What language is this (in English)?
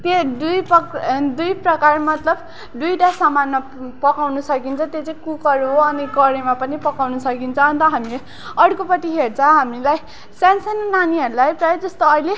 Nepali